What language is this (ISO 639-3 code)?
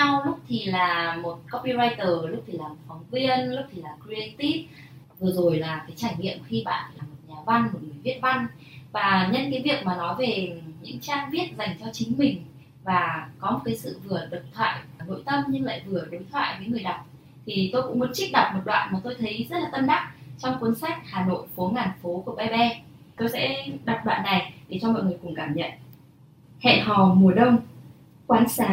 vie